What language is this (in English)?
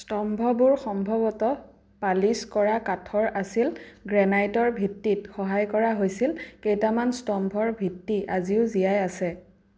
Assamese